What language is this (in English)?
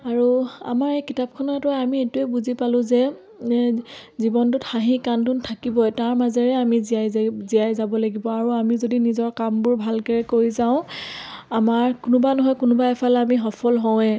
Assamese